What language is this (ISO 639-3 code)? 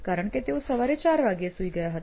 guj